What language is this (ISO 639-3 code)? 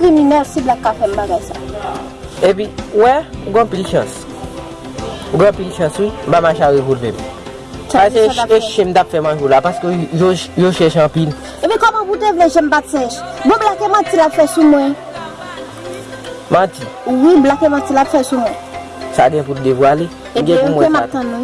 fra